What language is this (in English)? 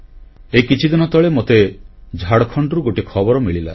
Odia